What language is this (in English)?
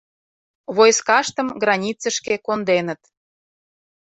Mari